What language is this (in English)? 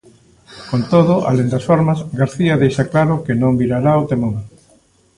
Galician